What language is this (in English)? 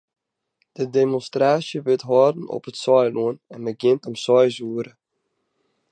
Western Frisian